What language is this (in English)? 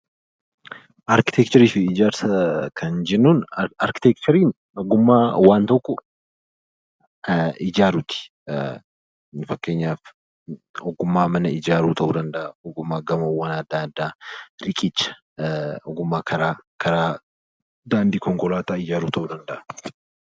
Oromo